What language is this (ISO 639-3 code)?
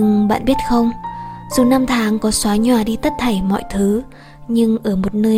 vie